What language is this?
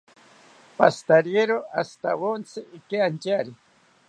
South Ucayali Ashéninka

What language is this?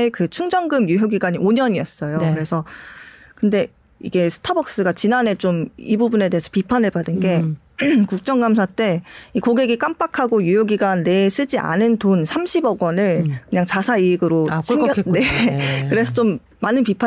Korean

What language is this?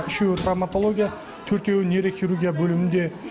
Kazakh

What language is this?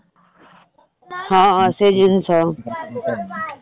Odia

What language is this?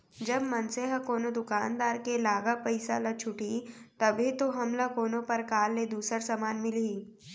Chhattisgarhi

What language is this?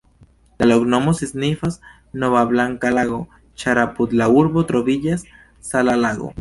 Esperanto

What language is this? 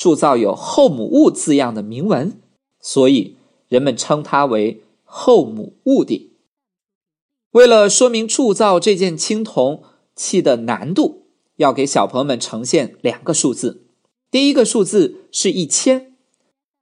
Chinese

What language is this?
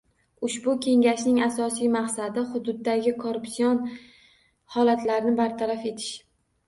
Uzbek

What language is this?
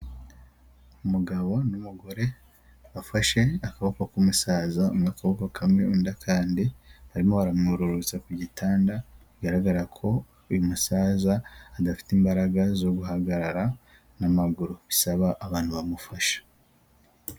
Kinyarwanda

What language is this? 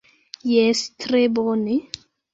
Esperanto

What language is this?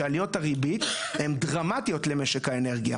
Hebrew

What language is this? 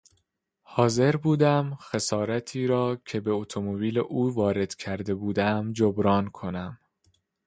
Persian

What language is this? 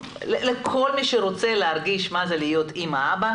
Hebrew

